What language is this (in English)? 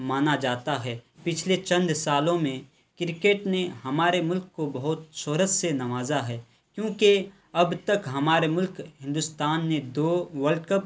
Urdu